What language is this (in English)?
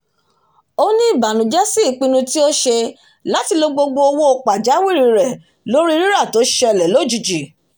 Yoruba